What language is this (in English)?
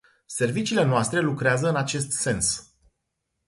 Romanian